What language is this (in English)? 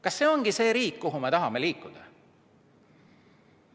Estonian